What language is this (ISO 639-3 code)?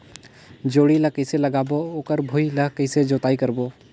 hne